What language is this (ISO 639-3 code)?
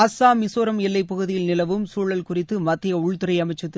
tam